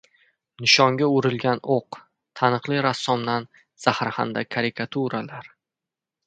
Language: Uzbek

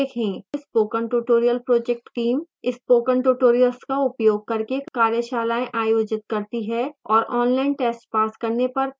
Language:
Hindi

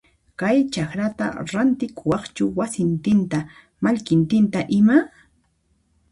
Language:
Puno Quechua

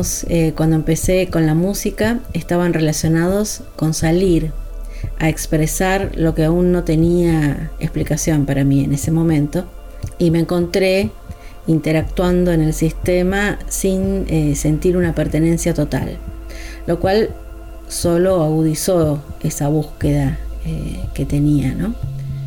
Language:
Spanish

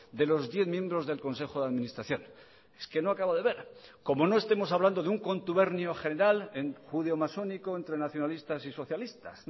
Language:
Spanish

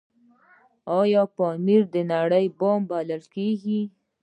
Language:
Pashto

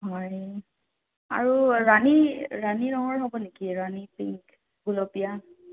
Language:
Assamese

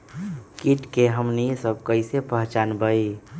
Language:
Magahi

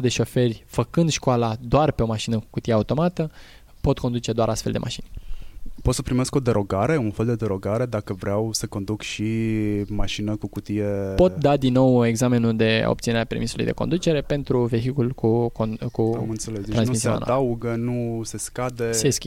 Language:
Romanian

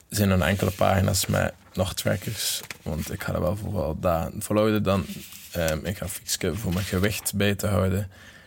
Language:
Dutch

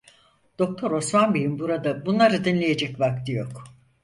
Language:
Turkish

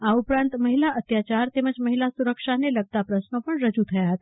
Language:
Gujarati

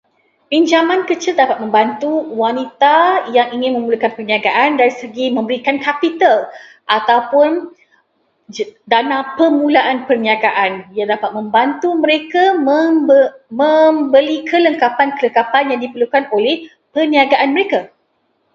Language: Malay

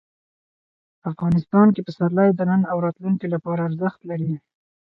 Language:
Pashto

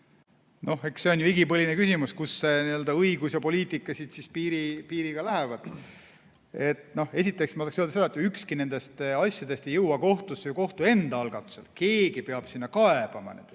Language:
Estonian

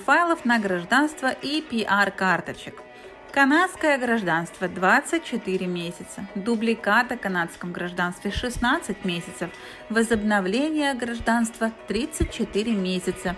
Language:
Russian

